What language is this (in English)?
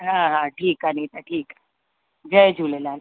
Sindhi